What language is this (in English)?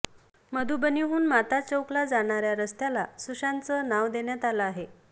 Marathi